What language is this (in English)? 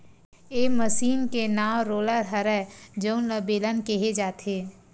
Chhattisgarhi